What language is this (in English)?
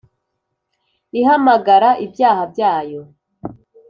Kinyarwanda